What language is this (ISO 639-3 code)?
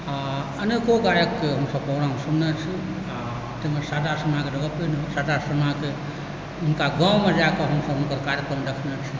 mai